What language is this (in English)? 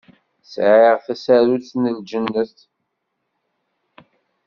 Kabyle